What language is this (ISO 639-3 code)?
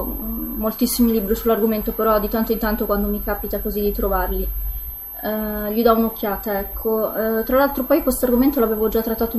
ita